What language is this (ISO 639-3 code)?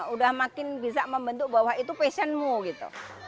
ind